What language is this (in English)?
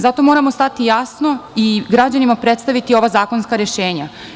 Serbian